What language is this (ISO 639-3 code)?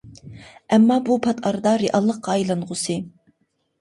uig